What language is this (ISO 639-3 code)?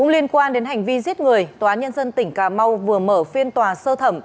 vie